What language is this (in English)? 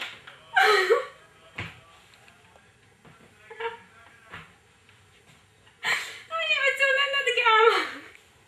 Hebrew